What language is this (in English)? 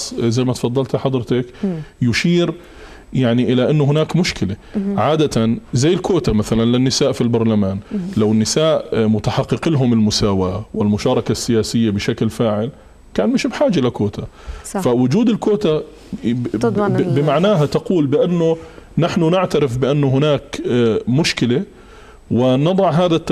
Arabic